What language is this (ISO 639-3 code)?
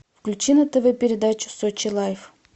rus